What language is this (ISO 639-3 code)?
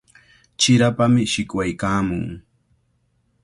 qvl